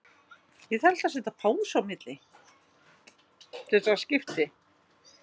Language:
Icelandic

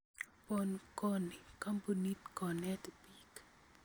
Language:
Kalenjin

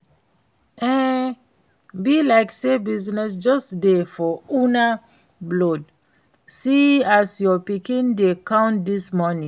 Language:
Nigerian Pidgin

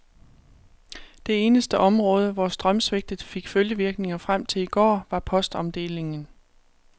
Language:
Danish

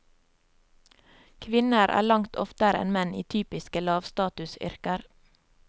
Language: Norwegian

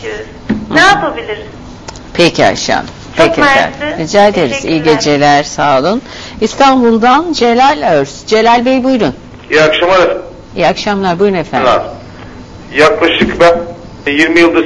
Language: Turkish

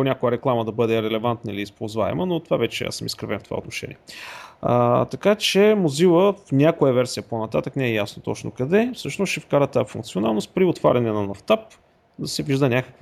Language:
Bulgarian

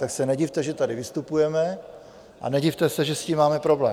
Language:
Czech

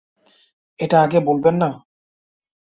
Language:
Bangla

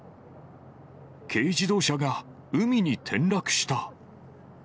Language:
Japanese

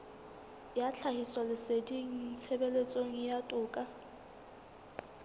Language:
Southern Sotho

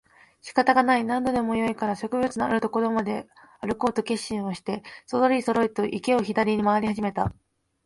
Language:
Japanese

